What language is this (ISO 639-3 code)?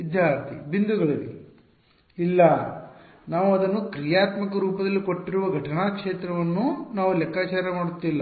kan